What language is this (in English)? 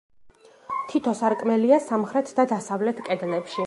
Georgian